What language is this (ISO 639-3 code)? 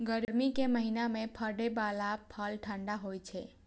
mai